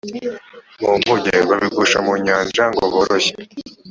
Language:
Kinyarwanda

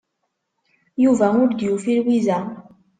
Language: Kabyle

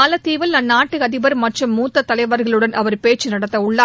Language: Tamil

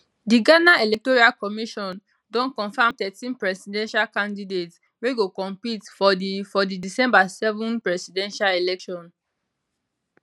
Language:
Nigerian Pidgin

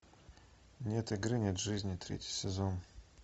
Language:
Russian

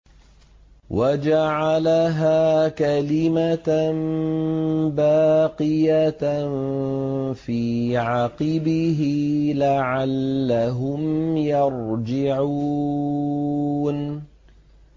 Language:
Arabic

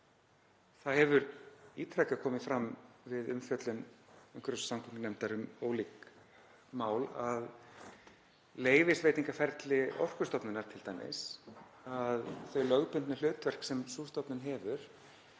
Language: Icelandic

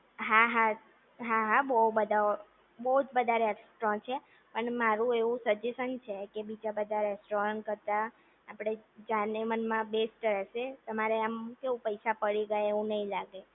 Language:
Gujarati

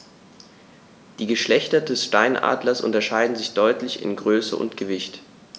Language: German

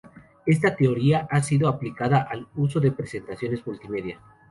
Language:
Spanish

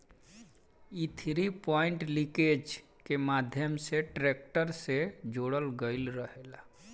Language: Bhojpuri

